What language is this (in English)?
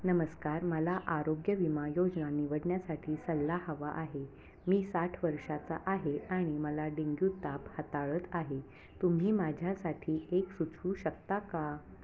Marathi